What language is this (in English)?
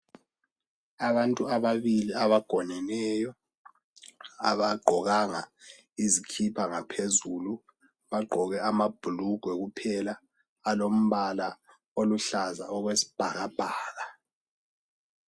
North Ndebele